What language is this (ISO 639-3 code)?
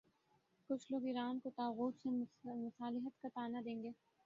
urd